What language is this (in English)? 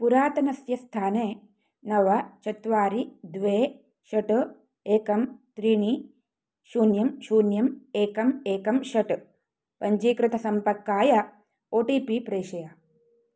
Sanskrit